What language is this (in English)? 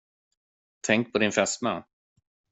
Swedish